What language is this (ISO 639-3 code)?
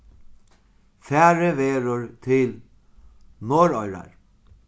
fao